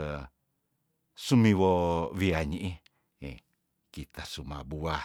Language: Tondano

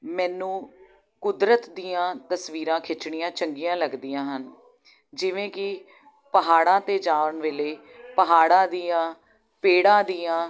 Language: Punjabi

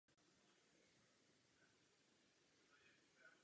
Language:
Czech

